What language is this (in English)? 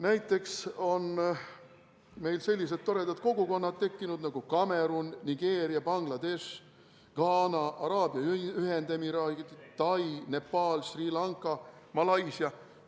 Estonian